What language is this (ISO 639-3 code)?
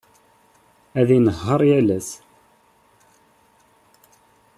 kab